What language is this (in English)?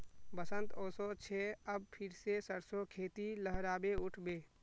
Magahi